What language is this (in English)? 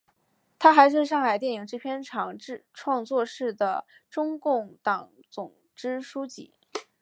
Chinese